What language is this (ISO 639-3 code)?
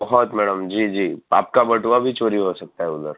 guj